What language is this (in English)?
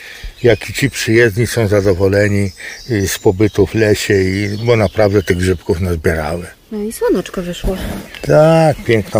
Polish